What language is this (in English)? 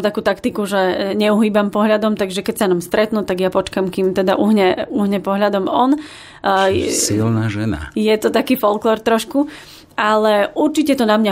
Slovak